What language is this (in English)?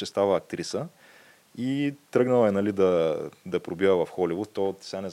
Bulgarian